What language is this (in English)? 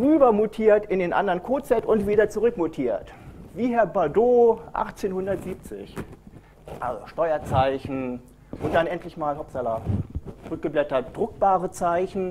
German